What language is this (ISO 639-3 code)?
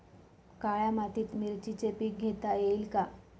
mar